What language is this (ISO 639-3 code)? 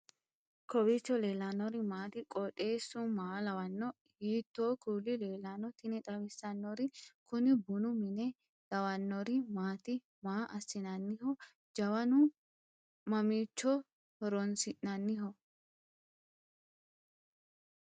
sid